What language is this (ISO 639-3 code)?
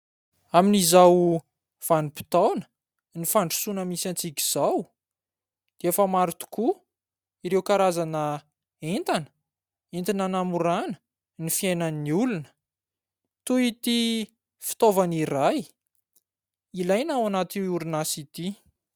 mlg